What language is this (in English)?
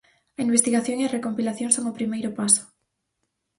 Galician